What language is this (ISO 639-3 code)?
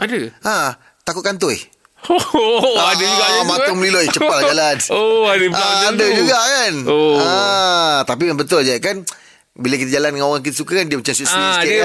msa